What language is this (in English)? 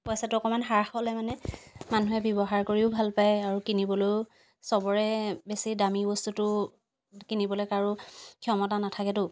Assamese